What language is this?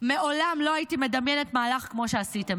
Hebrew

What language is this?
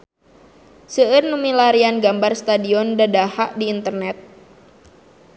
Sundanese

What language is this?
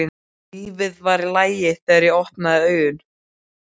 Icelandic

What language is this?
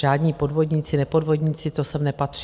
Czech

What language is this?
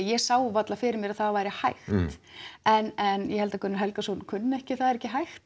Icelandic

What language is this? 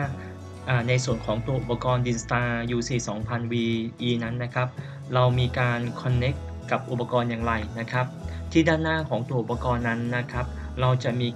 Thai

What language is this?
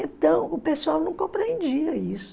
Portuguese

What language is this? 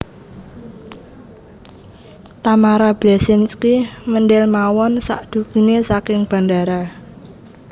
Javanese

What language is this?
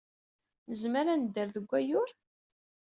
Kabyle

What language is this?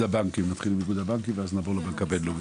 Hebrew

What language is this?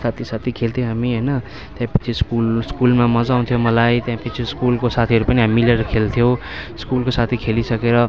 Nepali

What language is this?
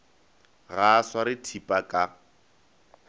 Northern Sotho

